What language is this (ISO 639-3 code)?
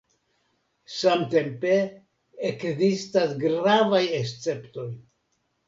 epo